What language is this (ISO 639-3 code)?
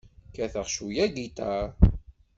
kab